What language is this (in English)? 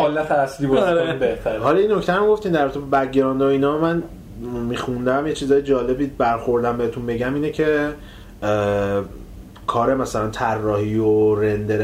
Persian